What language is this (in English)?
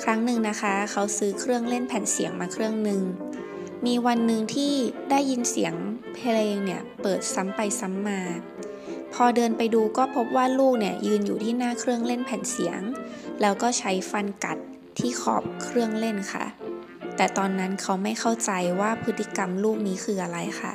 Thai